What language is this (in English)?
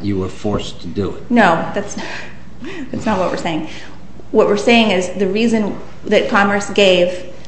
English